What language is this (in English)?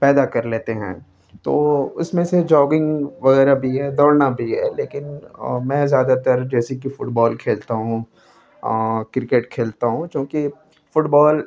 Urdu